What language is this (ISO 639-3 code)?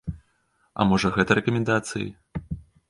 bel